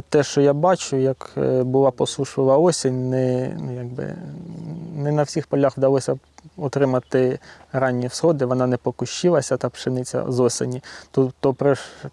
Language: Ukrainian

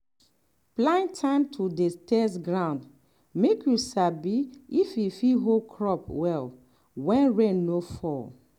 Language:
Nigerian Pidgin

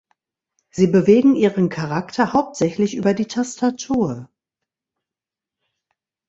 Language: German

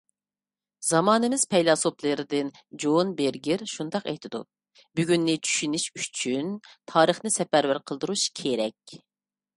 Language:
Uyghur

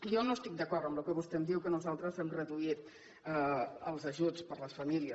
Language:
Catalan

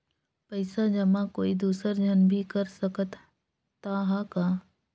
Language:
Chhattisgarhi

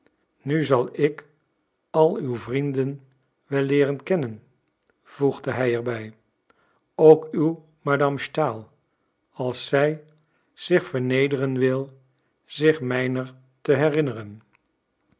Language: Dutch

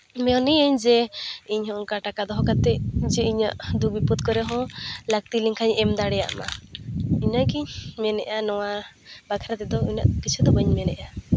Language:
Santali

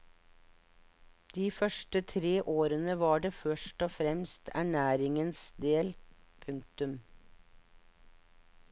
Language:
Norwegian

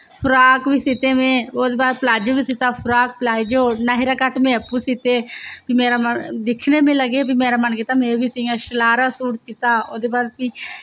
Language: Dogri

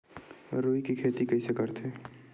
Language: Chhattisgarhi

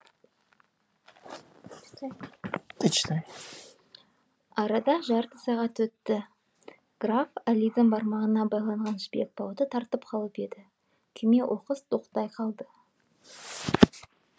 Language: Kazakh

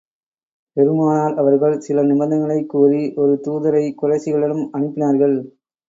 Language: Tamil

